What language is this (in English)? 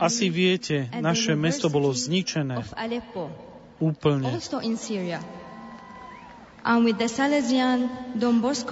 Slovak